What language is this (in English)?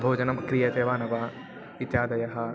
Sanskrit